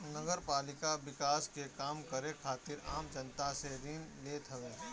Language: Bhojpuri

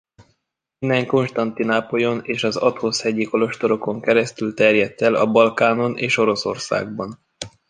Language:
Hungarian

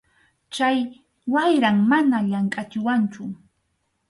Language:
Arequipa-La Unión Quechua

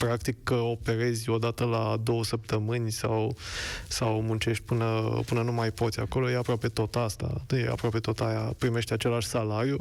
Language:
Romanian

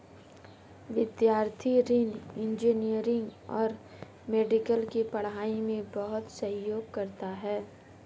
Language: Hindi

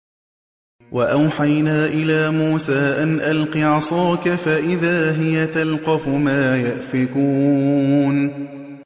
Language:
Arabic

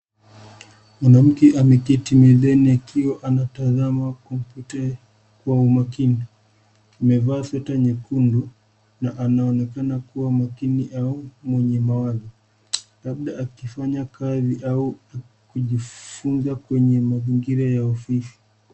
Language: Swahili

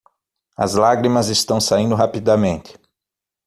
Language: Portuguese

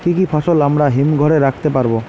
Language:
Bangla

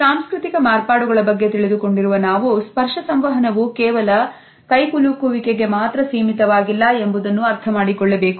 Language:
Kannada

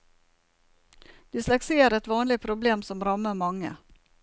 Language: Norwegian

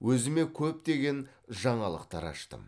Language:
Kazakh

